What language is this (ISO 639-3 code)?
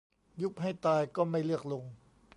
tha